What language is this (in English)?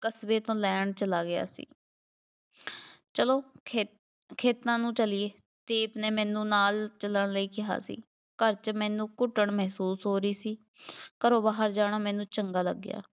Punjabi